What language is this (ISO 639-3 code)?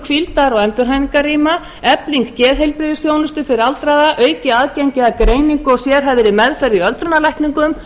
isl